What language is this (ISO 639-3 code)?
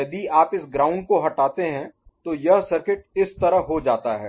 hin